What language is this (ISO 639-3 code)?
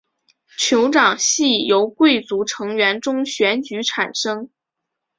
zho